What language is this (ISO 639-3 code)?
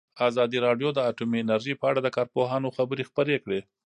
pus